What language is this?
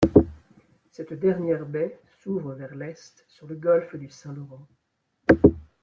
French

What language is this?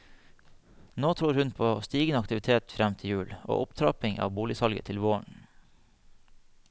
Norwegian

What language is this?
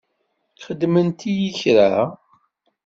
Kabyle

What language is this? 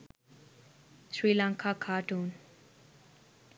Sinhala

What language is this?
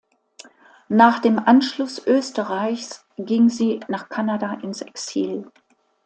German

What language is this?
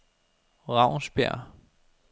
Danish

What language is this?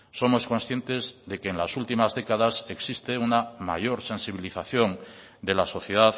Spanish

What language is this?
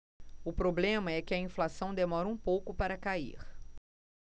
Portuguese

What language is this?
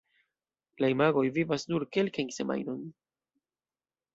Esperanto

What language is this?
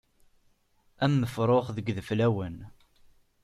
Kabyle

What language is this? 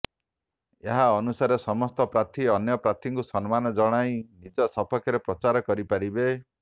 Odia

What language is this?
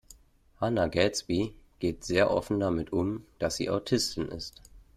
German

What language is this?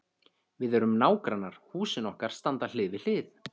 Icelandic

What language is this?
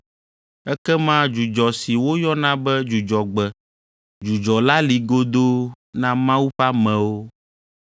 Ewe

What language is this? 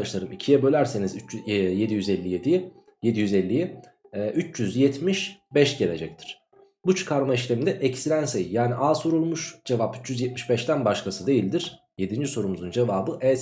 Turkish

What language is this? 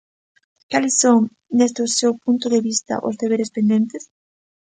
Galician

